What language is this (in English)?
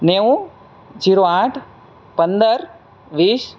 Gujarati